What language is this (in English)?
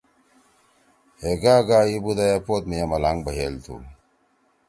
Torwali